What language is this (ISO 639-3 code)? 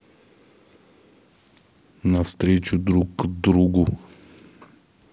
rus